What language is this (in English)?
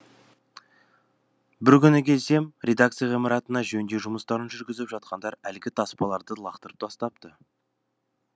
Kazakh